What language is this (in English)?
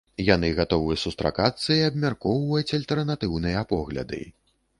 Belarusian